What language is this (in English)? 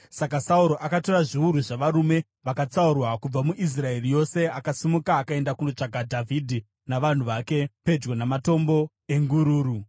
Shona